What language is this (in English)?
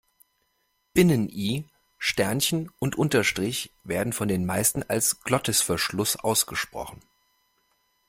German